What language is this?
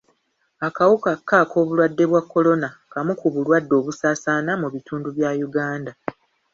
Ganda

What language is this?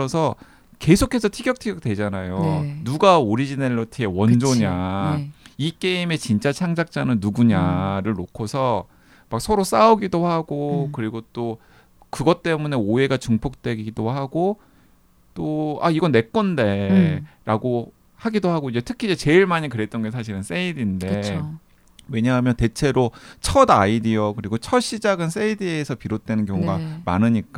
Korean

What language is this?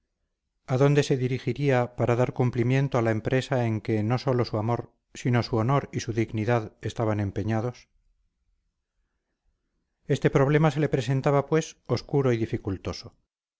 Spanish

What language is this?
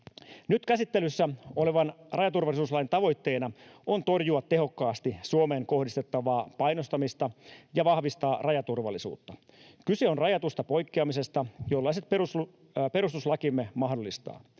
Finnish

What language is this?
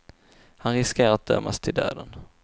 Swedish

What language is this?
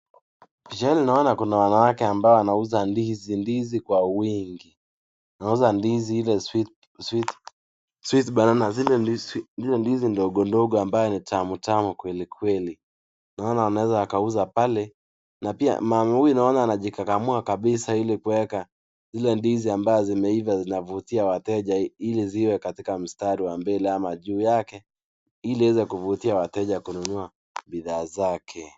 Swahili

